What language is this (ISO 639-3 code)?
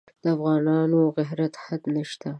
pus